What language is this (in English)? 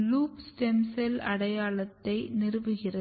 Tamil